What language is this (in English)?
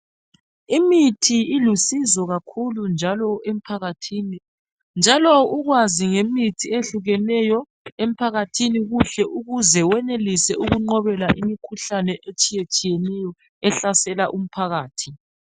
North Ndebele